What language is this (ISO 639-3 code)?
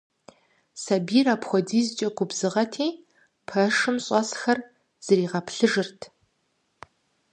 kbd